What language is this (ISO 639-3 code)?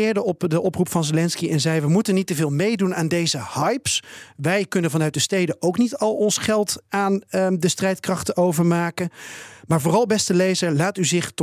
nld